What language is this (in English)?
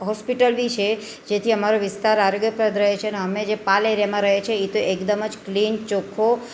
Gujarati